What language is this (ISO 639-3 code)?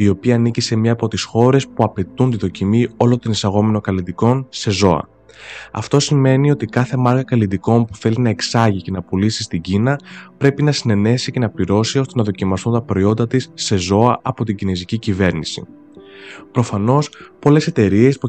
ell